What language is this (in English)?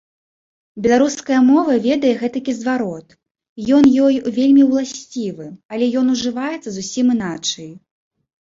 Belarusian